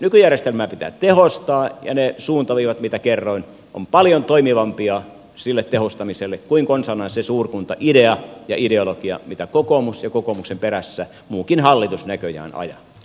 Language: Finnish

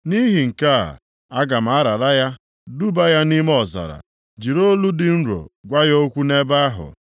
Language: Igbo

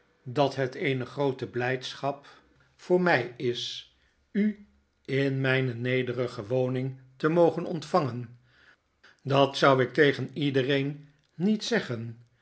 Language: Dutch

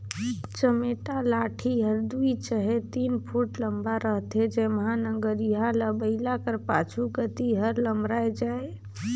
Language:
Chhattisgarhi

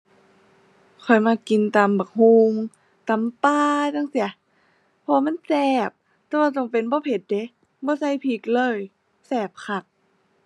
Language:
Thai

